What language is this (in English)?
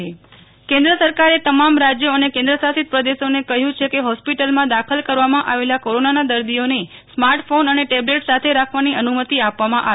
Gujarati